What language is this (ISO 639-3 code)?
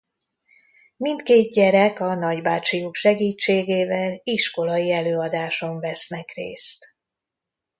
hun